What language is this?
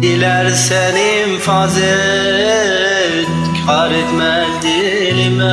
Turkish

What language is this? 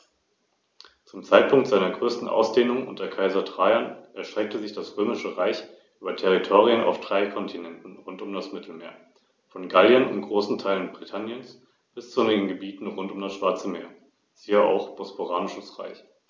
German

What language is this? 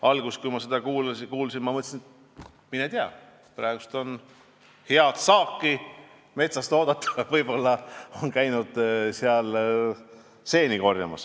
Estonian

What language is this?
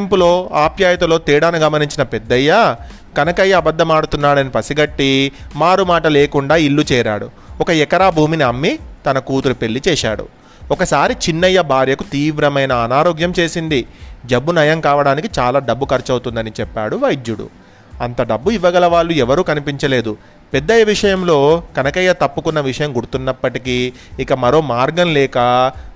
Telugu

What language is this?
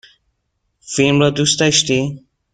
Persian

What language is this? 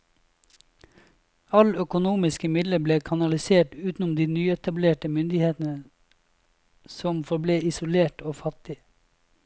Norwegian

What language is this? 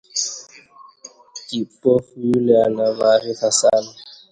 Swahili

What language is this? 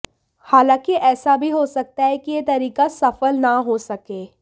Hindi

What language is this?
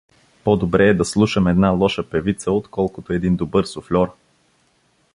Bulgarian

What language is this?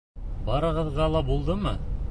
Bashkir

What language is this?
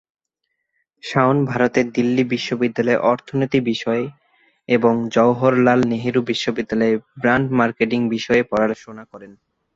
Bangla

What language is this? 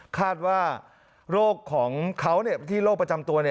Thai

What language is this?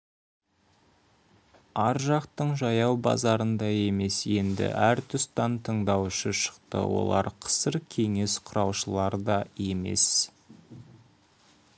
Kazakh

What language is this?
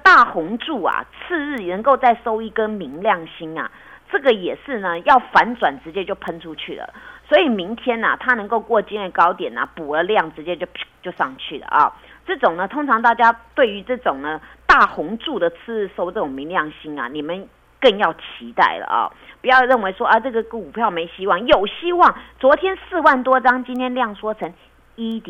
Chinese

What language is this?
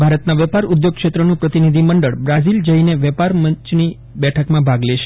Gujarati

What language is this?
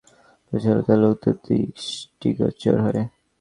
Bangla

